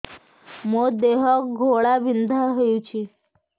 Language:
Odia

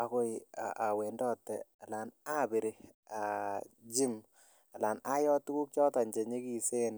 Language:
Kalenjin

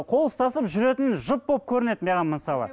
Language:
Kazakh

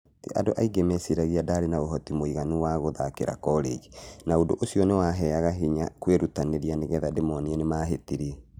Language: Kikuyu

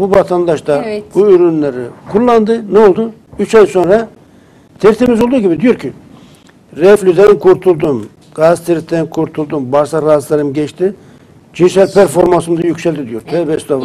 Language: Turkish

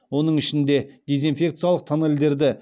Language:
Kazakh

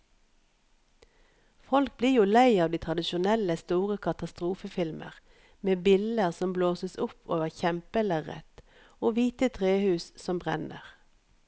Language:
Norwegian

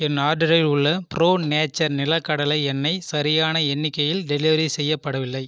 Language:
Tamil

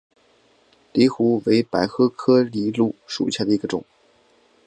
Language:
Chinese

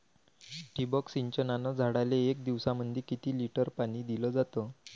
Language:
Marathi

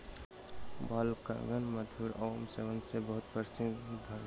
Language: Maithili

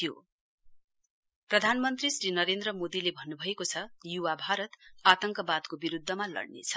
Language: Nepali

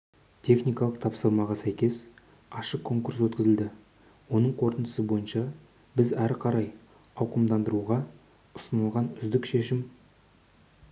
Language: Kazakh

